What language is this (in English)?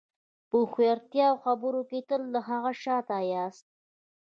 Pashto